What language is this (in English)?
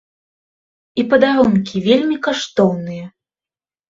Belarusian